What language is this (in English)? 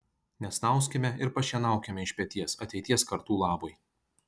Lithuanian